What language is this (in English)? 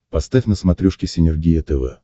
Russian